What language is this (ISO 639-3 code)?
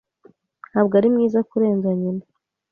kin